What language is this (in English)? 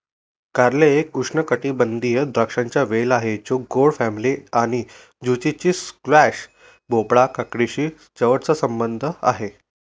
Marathi